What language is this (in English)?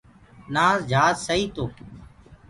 Gurgula